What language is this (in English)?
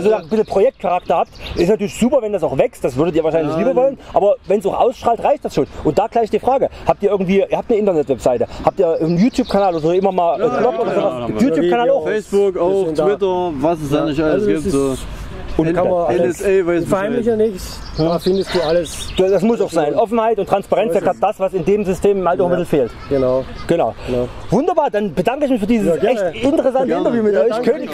German